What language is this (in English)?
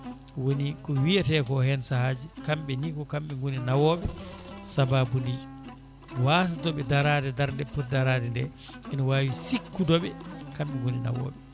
Fula